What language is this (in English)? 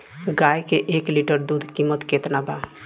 Bhojpuri